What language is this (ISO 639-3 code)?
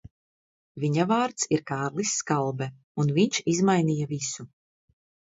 lav